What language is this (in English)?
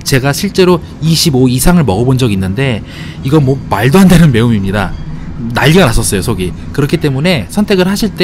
Korean